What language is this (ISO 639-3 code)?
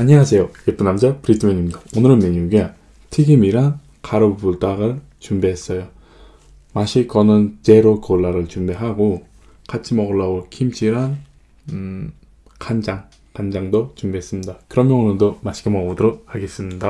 kor